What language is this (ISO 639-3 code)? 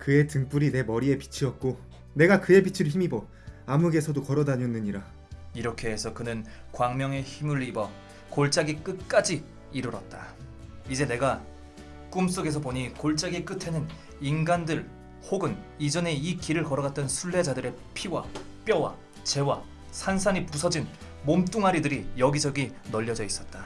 kor